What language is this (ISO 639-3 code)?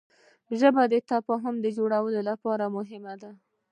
pus